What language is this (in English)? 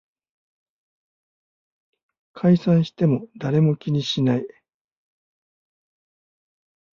Japanese